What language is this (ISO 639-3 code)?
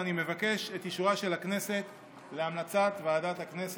heb